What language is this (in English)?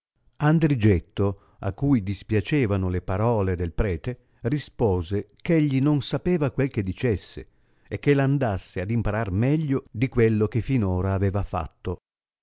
Italian